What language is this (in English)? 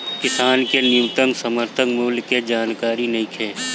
Bhojpuri